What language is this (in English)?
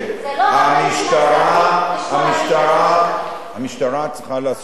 Hebrew